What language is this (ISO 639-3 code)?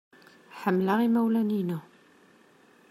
kab